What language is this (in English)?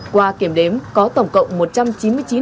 Vietnamese